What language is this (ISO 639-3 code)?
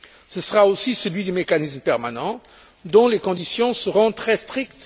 fra